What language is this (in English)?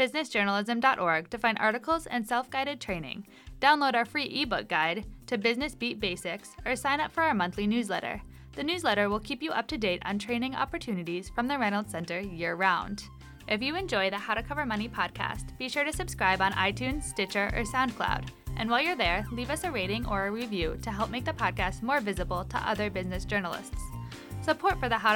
English